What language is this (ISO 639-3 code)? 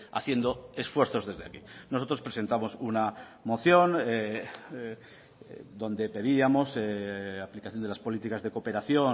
spa